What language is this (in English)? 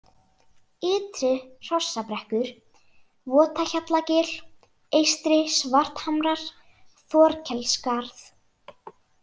Icelandic